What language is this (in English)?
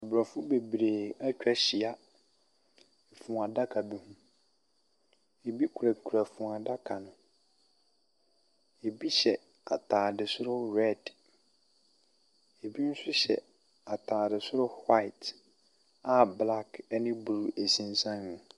Akan